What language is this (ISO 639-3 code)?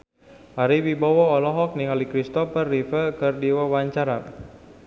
sun